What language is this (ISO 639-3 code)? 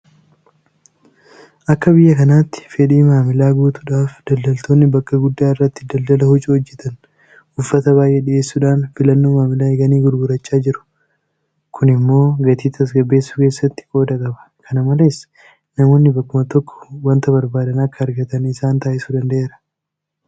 orm